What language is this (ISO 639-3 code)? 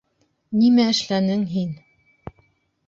bak